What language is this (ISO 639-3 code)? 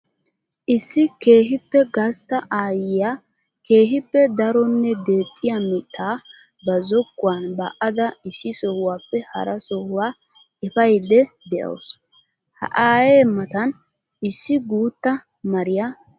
wal